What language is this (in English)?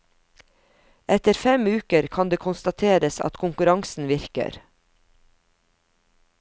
Norwegian